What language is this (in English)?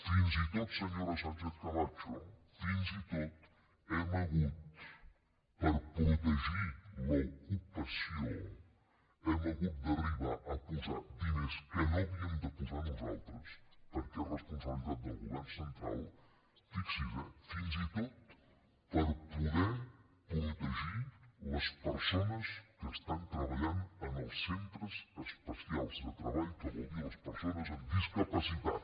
Catalan